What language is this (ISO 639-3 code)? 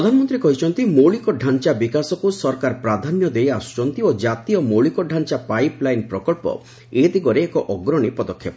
ori